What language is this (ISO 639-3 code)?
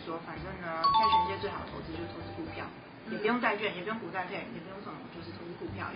zho